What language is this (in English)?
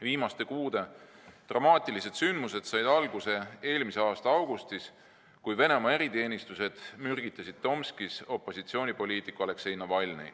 Estonian